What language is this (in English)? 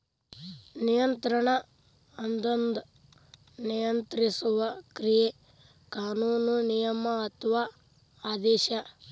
Kannada